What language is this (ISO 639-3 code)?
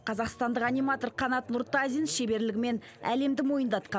kaz